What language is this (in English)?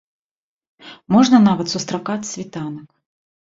Belarusian